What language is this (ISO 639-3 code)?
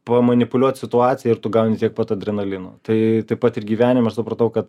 lit